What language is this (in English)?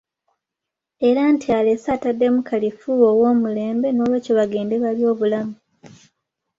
Ganda